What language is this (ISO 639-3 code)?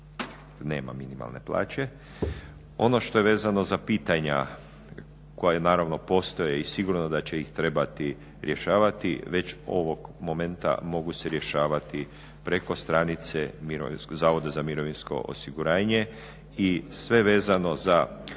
hrv